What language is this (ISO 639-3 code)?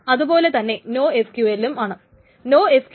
mal